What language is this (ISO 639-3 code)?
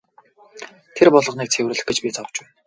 mon